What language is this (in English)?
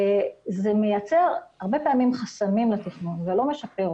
Hebrew